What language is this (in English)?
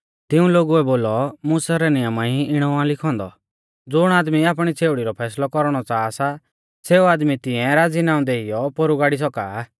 Mahasu Pahari